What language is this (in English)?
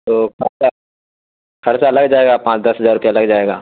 Urdu